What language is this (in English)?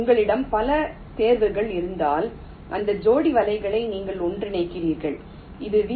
Tamil